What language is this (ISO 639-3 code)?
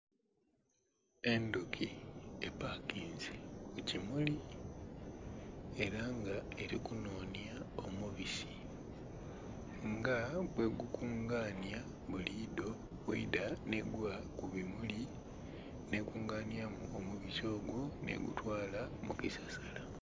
xog